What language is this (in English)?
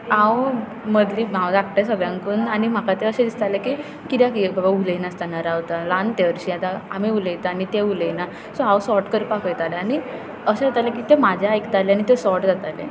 Konkani